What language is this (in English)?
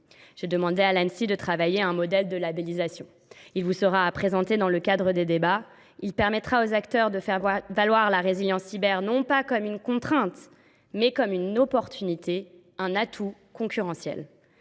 French